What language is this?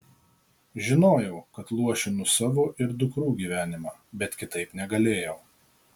Lithuanian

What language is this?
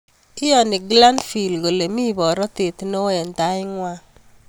Kalenjin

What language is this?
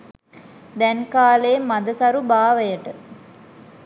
Sinhala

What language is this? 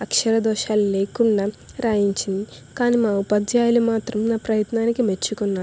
Telugu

